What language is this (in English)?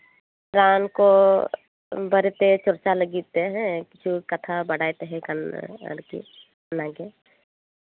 Santali